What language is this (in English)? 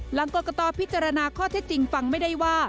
Thai